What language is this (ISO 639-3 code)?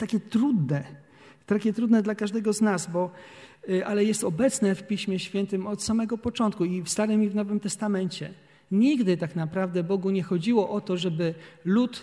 pol